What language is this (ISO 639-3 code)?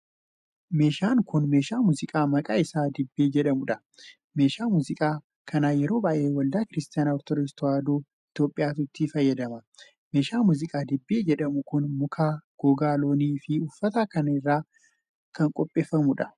orm